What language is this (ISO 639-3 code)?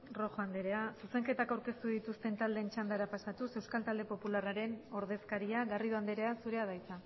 eus